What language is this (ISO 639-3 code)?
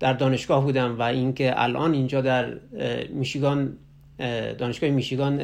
fas